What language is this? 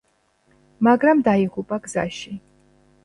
Georgian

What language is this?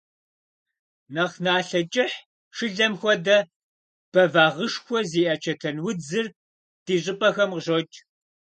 Kabardian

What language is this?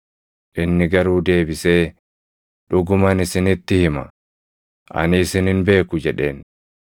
Oromo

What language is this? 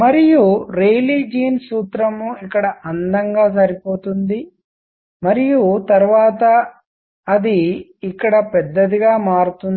Telugu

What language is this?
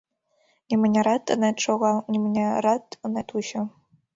Mari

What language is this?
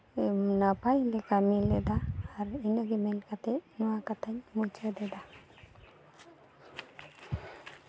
Santali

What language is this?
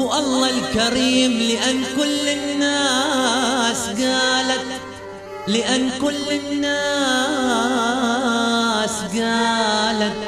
Arabic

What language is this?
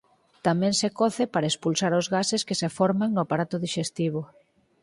Galician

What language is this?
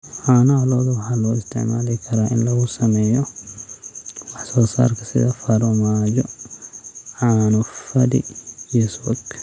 Somali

